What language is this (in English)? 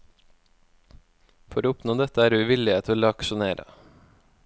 Norwegian